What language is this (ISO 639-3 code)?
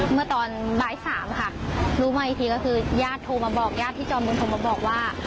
tha